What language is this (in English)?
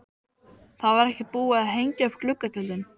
Icelandic